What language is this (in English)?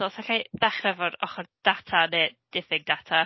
Welsh